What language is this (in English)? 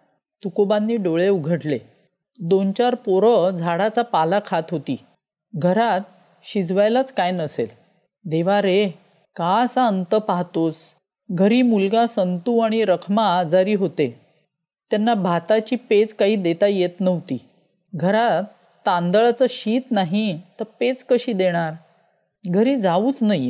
Marathi